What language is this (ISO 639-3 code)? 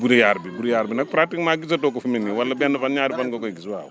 wol